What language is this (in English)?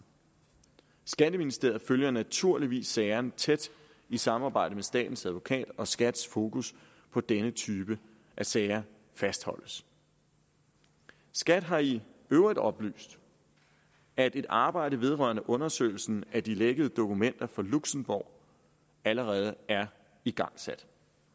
Danish